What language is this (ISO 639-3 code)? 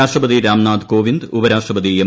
mal